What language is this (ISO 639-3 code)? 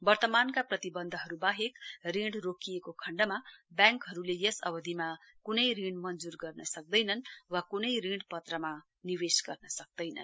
nep